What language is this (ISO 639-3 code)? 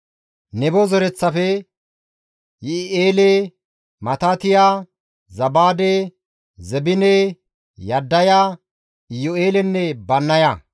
gmv